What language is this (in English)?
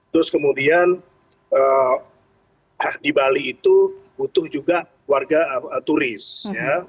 Indonesian